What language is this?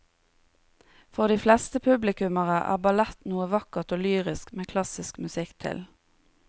Norwegian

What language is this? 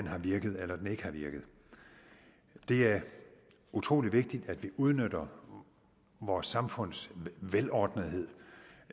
Danish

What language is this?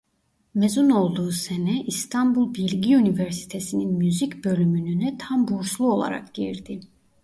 Turkish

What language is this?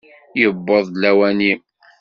Kabyle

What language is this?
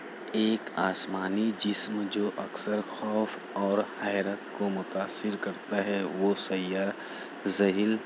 Urdu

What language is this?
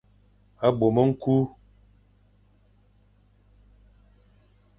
Fang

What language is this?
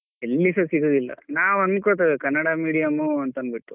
Kannada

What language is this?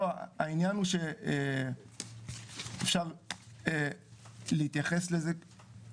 Hebrew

